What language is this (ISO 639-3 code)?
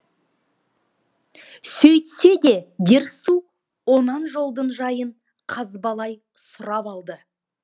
kaz